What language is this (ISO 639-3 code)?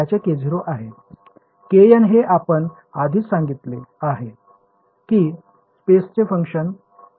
mar